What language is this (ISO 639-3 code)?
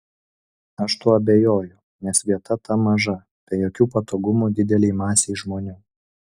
lit